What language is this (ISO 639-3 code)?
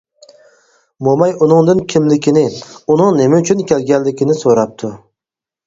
uig